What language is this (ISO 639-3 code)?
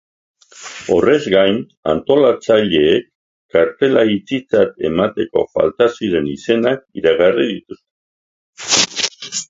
eus